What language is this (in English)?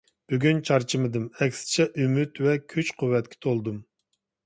Uyghur